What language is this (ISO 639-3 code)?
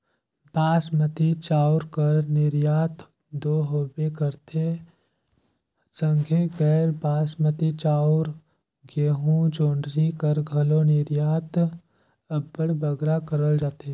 hne